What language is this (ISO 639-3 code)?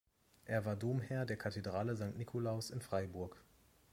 deu